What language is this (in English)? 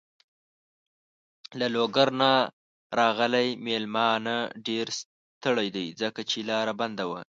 Pashto